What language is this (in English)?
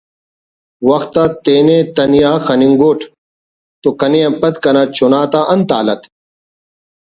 Brahui